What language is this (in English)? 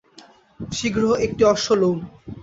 Bangla